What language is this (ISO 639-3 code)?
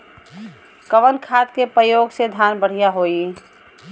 bho